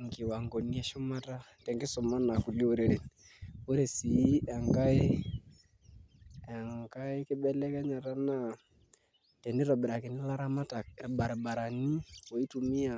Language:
Masai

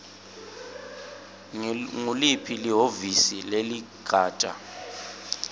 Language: Swati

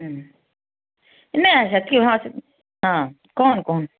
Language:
Odia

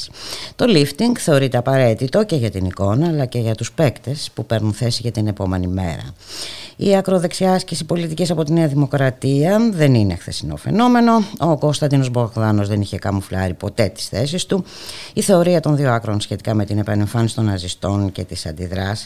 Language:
Greek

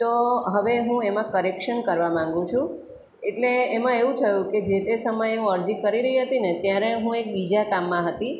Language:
Gujarati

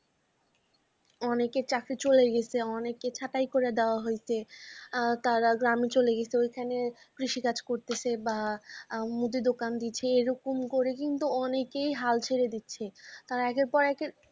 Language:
Bangla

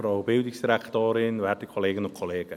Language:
Swiss German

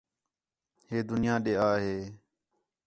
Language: Khetrani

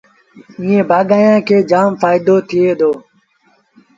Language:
Sindhi Bhil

